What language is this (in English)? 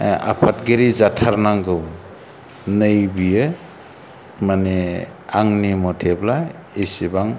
Bodo